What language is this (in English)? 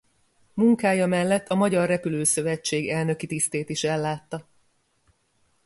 Hungarian